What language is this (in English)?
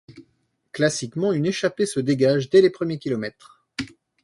French